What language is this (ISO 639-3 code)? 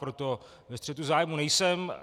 ces